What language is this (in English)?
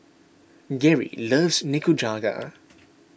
English